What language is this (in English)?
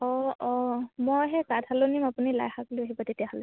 Assamese